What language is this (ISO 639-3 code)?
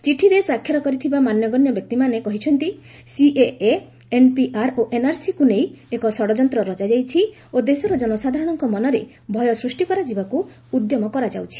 ori